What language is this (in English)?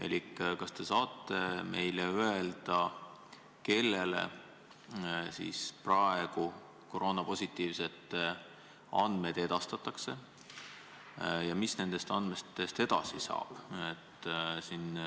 Estonian